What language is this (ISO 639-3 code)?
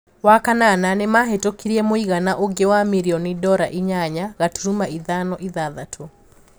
kik